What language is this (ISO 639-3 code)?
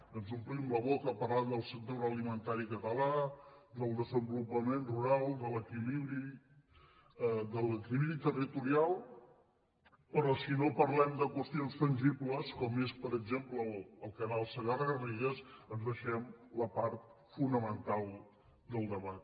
cat